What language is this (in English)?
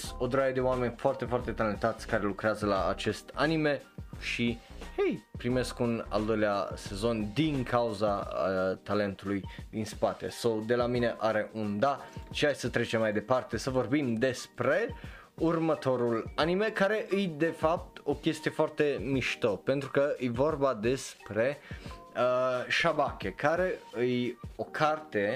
Romanian